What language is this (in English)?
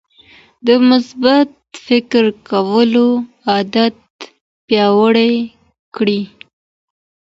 Pashto